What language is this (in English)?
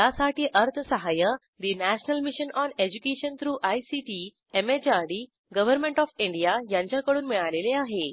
Marathi